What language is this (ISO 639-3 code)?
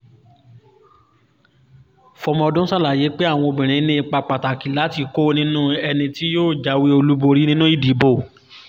yor